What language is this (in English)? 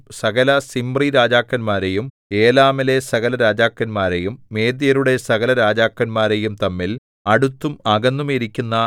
Malayalam